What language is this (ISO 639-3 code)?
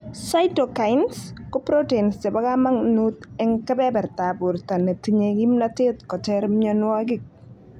kln